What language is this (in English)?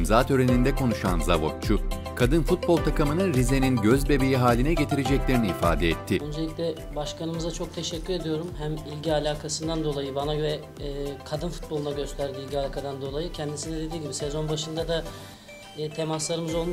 Turkish